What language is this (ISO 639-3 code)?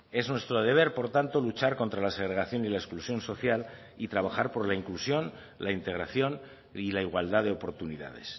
spa